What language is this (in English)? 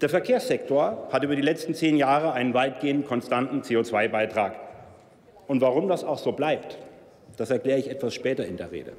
German